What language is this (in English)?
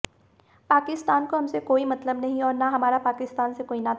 Hindi